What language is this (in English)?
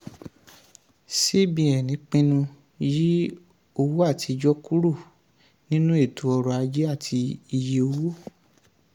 Yoruba